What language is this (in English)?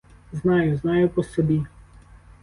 Ukrainian